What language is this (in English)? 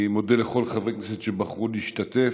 Hebrew